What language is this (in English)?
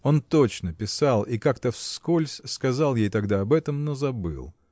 Russian